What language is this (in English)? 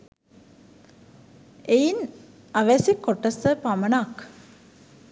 Sinhala